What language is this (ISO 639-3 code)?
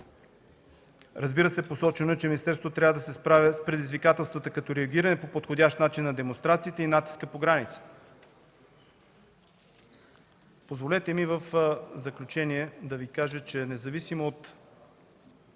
bul